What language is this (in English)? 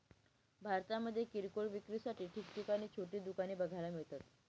Marathi